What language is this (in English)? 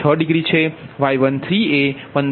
Gujarati